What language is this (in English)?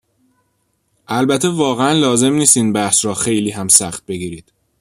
Persian